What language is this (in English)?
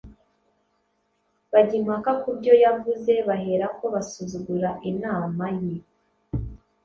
Kinyarwanda